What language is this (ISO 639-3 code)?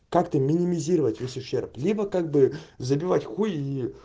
rus